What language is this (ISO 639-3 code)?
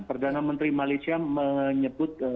ind